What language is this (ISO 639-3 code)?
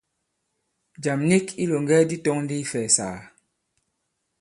abb